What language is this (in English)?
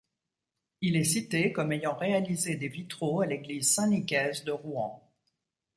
French